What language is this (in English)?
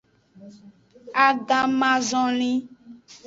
Aja (Benin)